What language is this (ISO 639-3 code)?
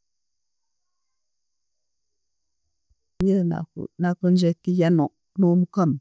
ttj